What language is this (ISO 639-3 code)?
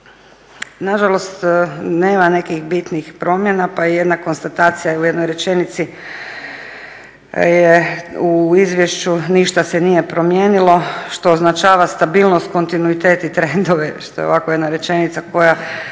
hrv